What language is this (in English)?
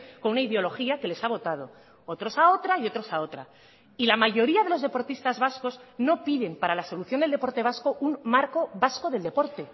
Spanish